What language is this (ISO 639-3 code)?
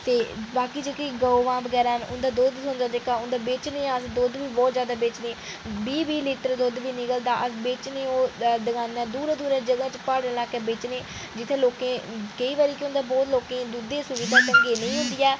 doi